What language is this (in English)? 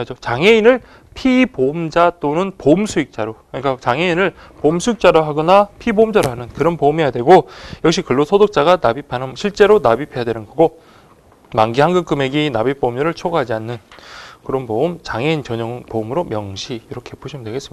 Korean